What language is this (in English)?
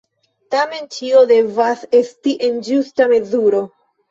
Esperanto